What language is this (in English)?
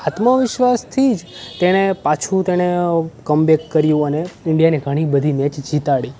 Gujarati